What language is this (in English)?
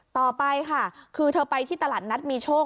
Thai